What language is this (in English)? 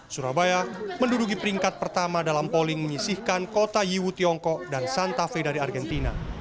Indonesian